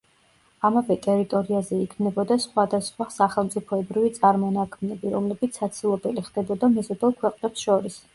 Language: Georgian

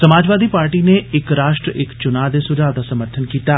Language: Dogri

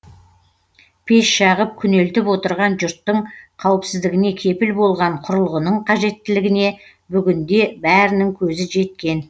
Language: Kazakh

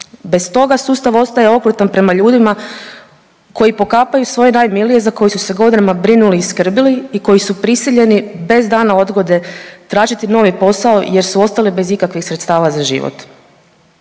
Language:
Croatian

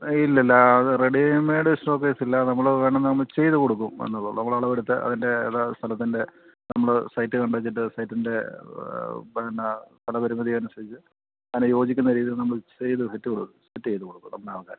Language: Malayalam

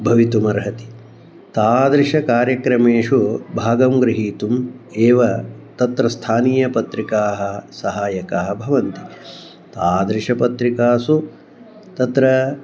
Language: Sanskrit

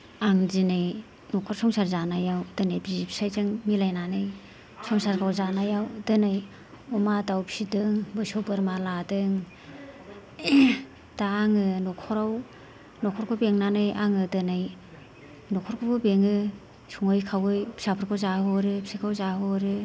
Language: Bodo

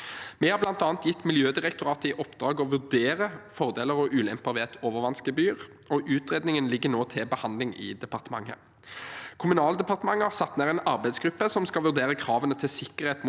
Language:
Norwegian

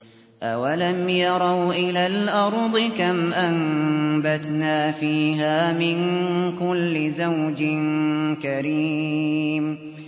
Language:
Arabic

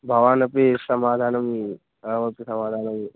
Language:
Sanskrit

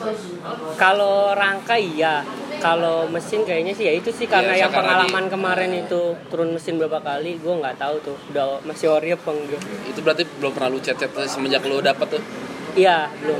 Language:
Indonesian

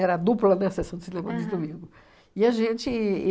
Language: Portuguese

